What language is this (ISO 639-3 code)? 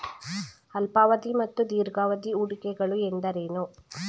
kan